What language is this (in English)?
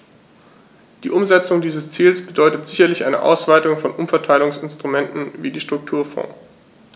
German